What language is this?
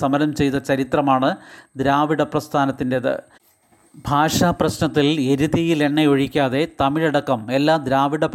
Malayalam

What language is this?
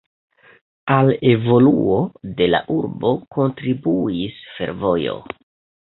Esperanto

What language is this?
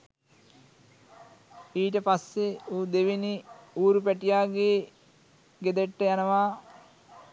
Sinhala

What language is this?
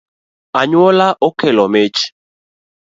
Luo (Kenya and Tanzania)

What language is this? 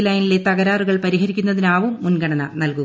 Malayalam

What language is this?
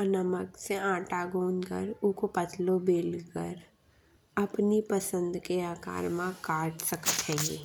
Bundeli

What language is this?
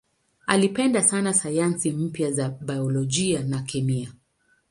Swahili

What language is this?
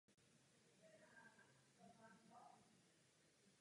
Czech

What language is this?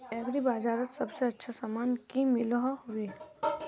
Magahi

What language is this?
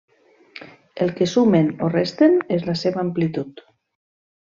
Catalan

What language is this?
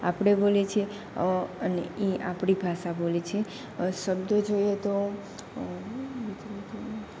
Gujarati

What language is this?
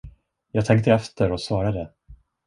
Swedish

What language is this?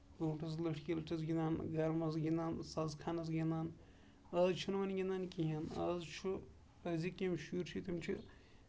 Kashmiri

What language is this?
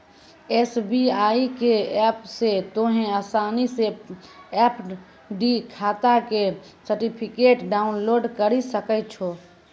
Maithili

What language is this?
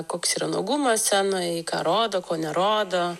Lithuanian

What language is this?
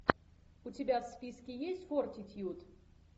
Russian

